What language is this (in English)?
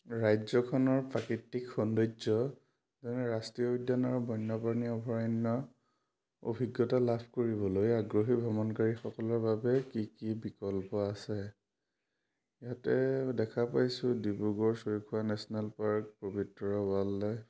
Assamese